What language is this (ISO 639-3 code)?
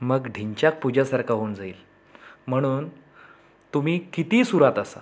mar